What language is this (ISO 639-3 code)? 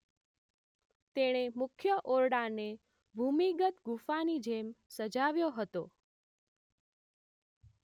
guj